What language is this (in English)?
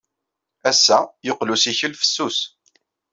Kabyle